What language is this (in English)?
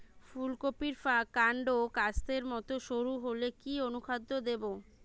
Bangla